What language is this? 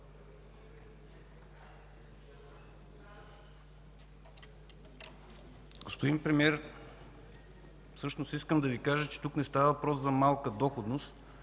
Bulgarian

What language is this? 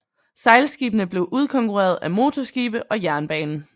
Danish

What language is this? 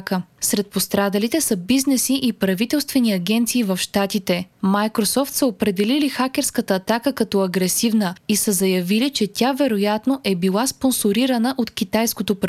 Bulgarian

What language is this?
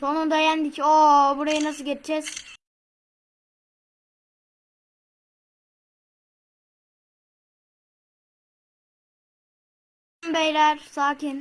Turkish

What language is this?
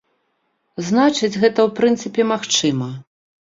Belarusian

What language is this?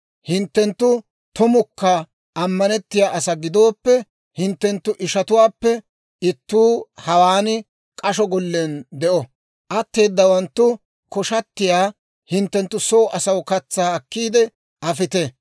Dawro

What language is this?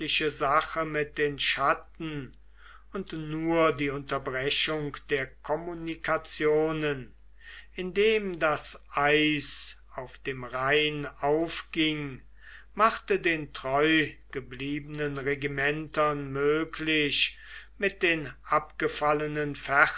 German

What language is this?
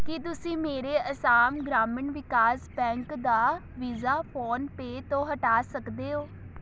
Punjabi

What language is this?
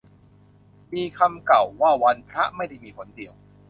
Thai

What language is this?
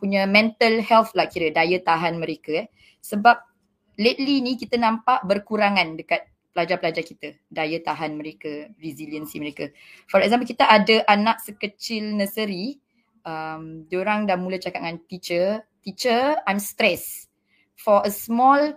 Malay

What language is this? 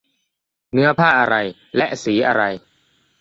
Thai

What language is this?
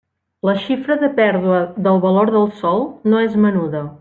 Catalan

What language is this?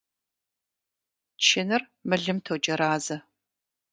Kabardian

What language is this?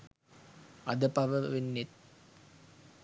Sinhala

